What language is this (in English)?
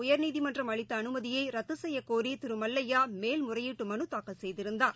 Tamil